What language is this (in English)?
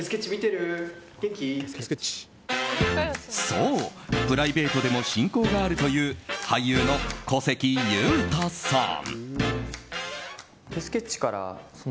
Japanese